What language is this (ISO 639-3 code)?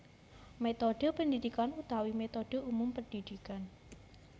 jav